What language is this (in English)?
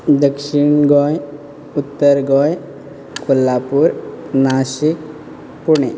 Konkani